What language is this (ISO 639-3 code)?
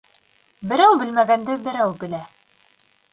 bak